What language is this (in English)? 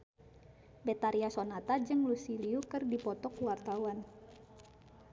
Sundanese